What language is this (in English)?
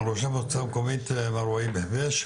Hebrew